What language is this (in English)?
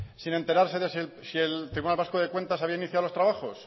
Spanish